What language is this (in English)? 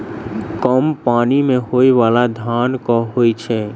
Maithili